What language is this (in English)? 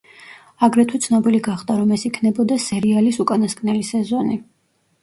Georgian